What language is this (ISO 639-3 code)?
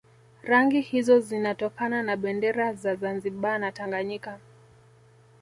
swa